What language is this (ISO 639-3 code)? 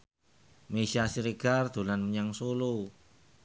jav